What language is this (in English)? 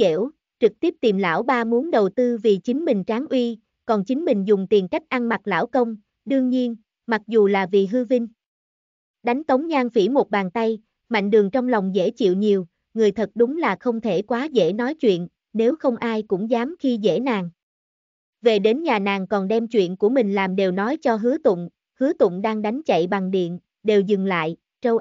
Vietnamese